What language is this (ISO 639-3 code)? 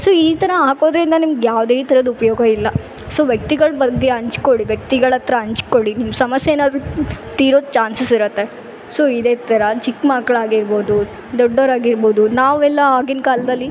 kan